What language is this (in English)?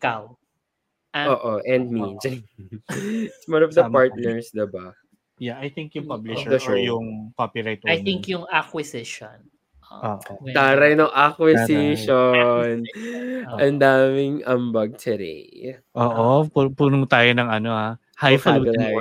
Filipino